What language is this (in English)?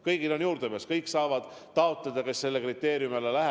Estonian